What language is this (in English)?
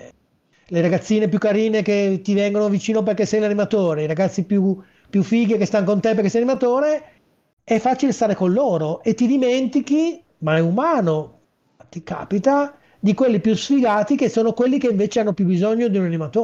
Italian